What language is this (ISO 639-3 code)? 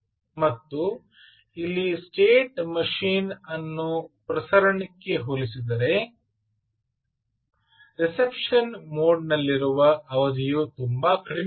kan